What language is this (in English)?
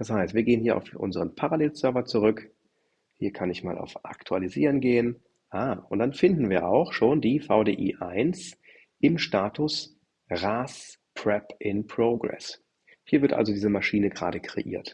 German